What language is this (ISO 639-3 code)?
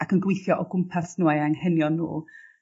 cym